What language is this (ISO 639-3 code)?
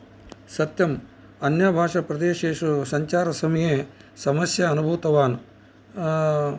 san